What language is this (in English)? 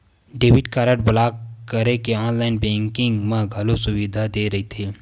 Chhattisgarhi